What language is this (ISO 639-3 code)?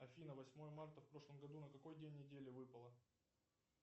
rus